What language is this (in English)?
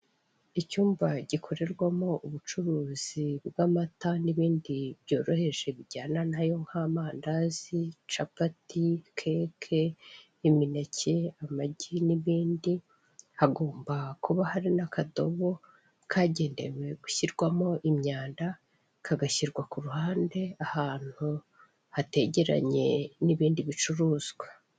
Kinyarwanda